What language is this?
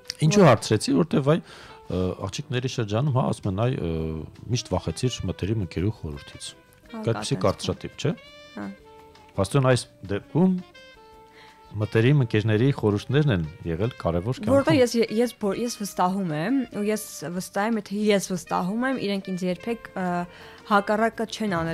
Romanian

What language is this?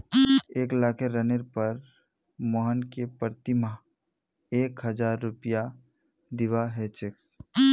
Magahi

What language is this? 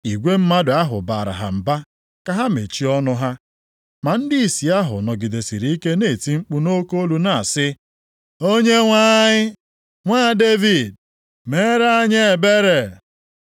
Igbo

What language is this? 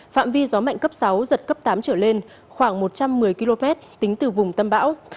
Vietnamese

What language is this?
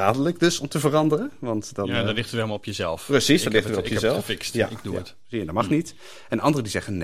Dutch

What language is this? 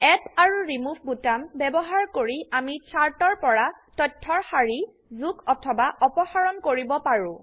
Assamese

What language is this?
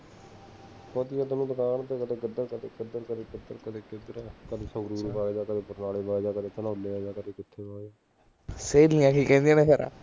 Punjabi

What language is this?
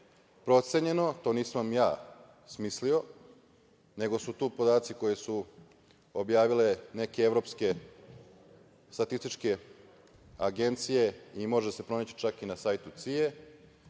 Serbian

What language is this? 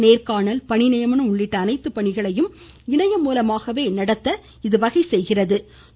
Tamil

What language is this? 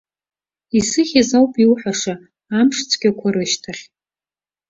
Abkhazian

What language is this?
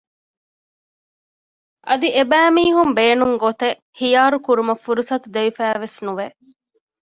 Divehi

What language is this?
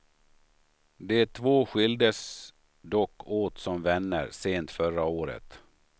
Swedish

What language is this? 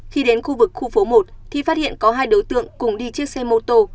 Vietnamese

